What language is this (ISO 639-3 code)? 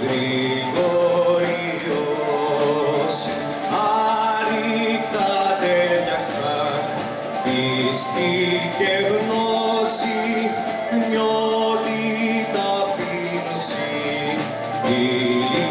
ell